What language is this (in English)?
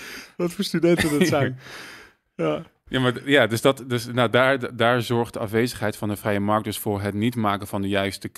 Dutch